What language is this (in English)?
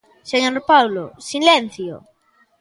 Galician